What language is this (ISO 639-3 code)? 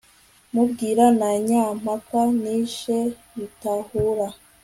kin